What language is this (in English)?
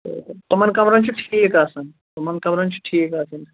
Kashmiri